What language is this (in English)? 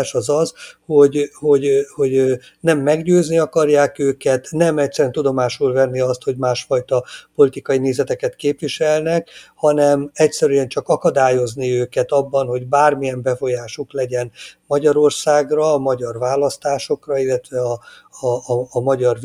Hungarian